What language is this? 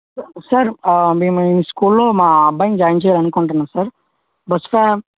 Telugu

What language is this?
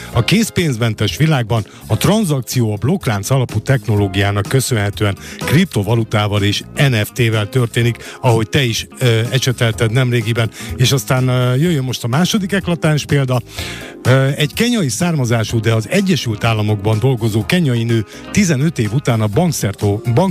Hungarian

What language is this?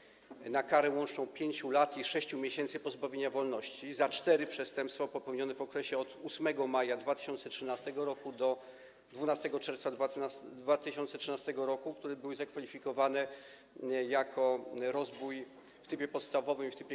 Polish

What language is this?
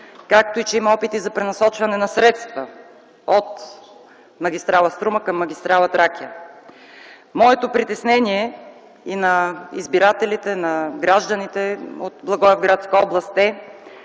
Bulgarian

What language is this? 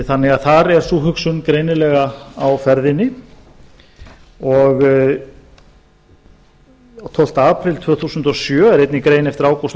Icelandic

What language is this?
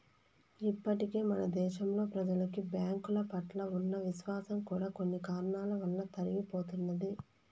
Telugu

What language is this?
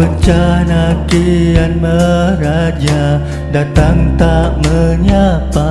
Indonesian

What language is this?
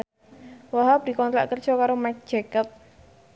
Javanese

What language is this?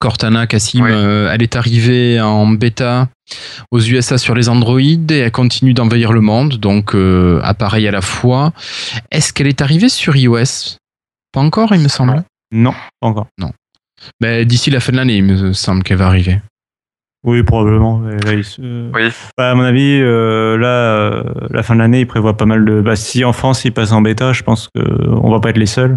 French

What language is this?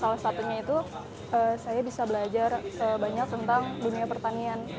Indonesian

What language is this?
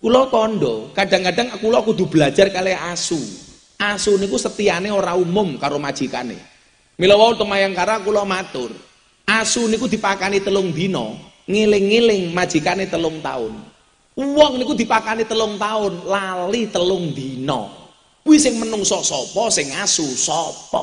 Indonesian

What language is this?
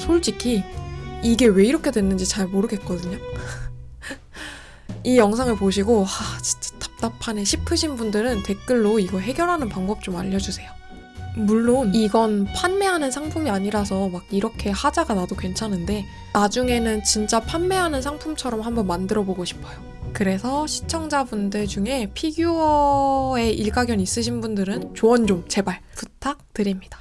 Korean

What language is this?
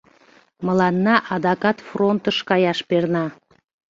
Mari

